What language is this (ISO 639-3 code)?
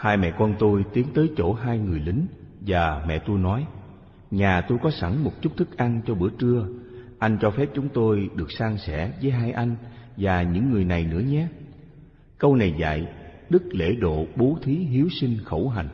vie